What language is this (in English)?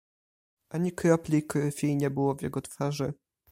Polish